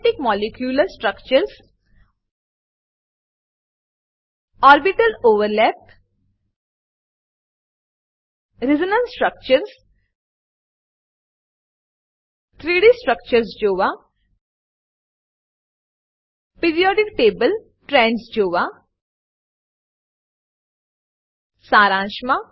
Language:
Gujarati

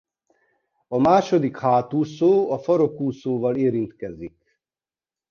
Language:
Hungarian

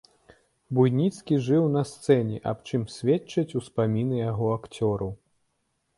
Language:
Belarusian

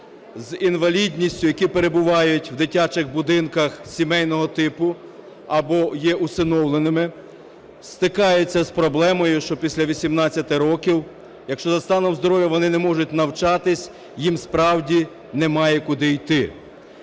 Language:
Ukrainian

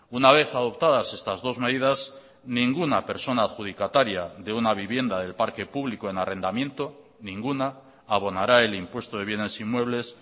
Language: Spanish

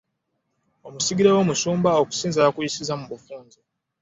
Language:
Ganda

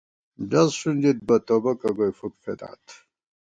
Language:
Gawar-Bati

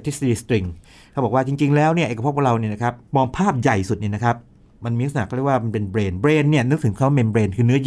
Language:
Thai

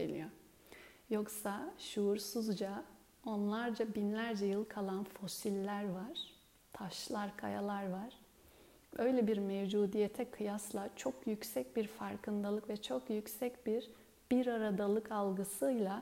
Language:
Turkish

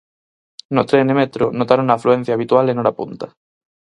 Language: Galician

